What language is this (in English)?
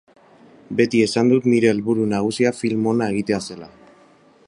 Basque